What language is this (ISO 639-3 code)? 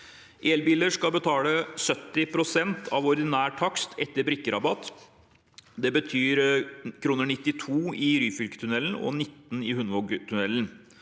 nor